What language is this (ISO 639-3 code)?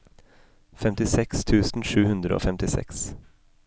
nor